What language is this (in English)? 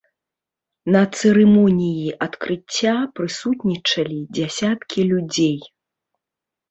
Belarusian